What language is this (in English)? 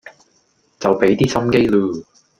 Cantonese